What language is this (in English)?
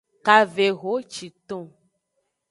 Aja (Benin)